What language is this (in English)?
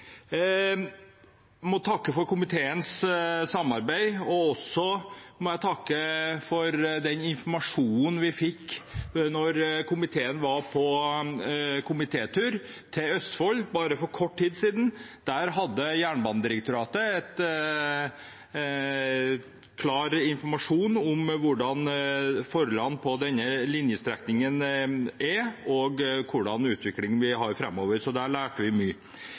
Norwegian Bokmål